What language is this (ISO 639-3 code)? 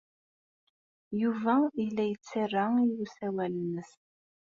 kab